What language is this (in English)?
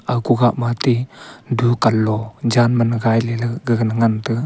Wancho Naga